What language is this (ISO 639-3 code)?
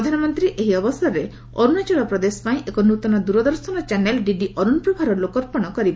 ori